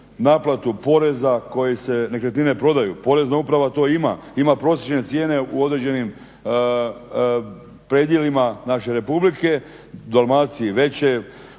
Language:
Croatian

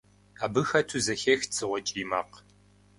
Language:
Kabardian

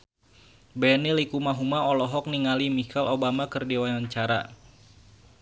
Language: Sundanese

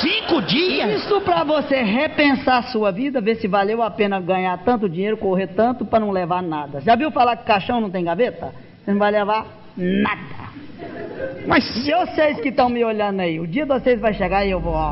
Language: Portuguese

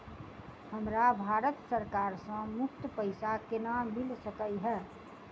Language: Maithili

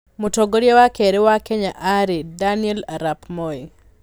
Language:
Kikuyu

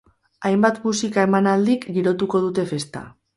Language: Basque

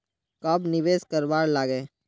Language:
Magahi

